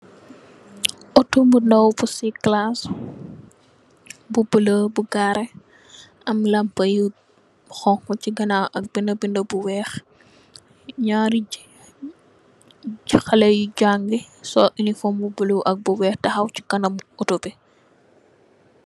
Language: Wolof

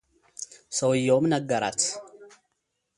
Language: Amharic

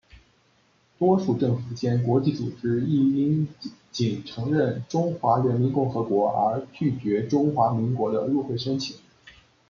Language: Chinese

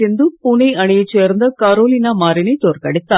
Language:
Tamil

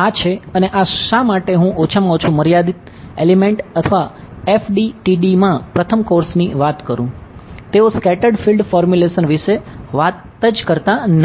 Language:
Gujarati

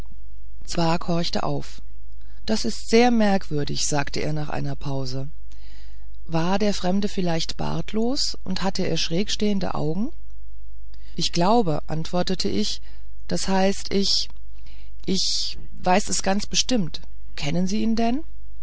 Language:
German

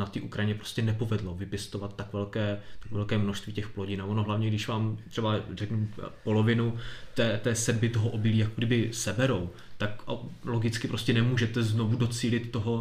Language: Czech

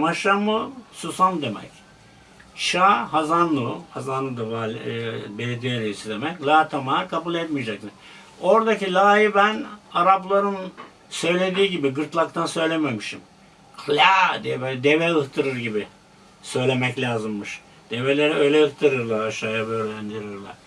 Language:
Turkish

